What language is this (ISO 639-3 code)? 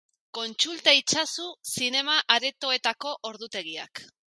eus